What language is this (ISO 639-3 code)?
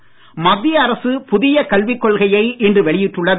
tam